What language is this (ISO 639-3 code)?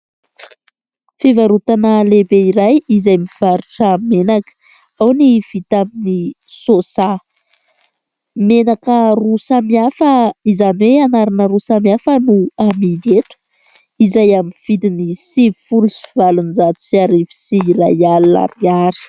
mlg